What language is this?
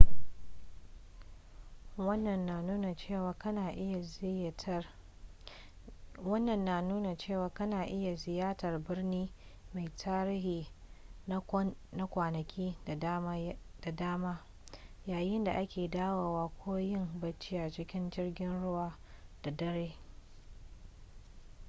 Hausa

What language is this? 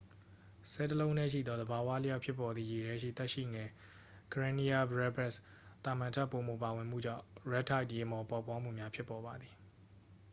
Burmese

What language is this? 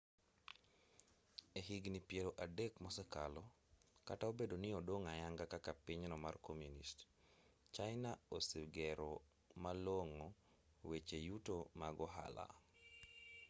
Luo (Kenya and Tanzania)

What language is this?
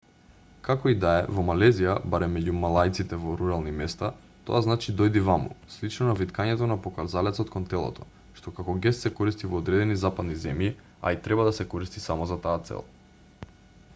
Macedonian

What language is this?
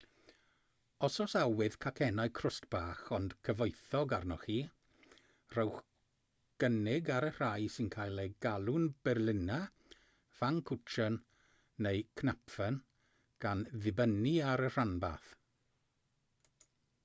Welsh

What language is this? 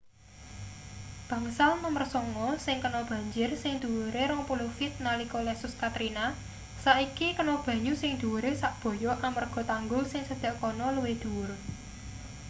Javanese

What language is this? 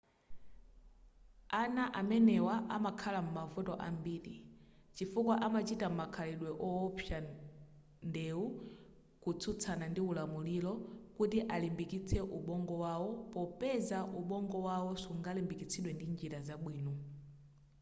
Nyanja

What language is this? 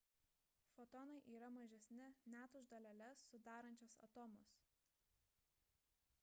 Lithuanian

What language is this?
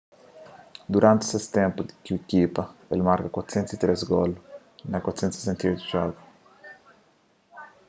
Kabuverdianu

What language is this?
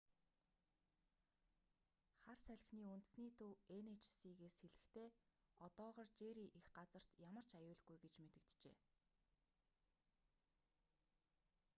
Mongolian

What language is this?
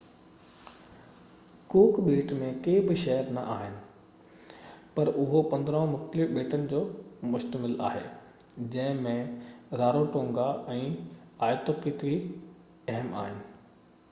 Sindhi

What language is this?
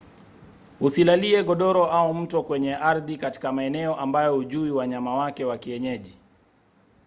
Swahili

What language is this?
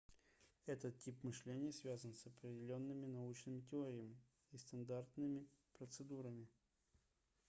Russian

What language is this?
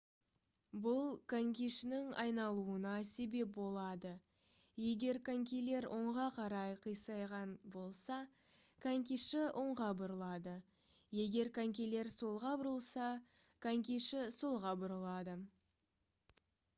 Kazakh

